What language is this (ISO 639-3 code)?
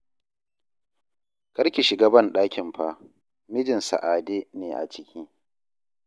hau